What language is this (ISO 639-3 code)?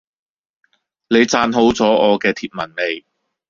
yue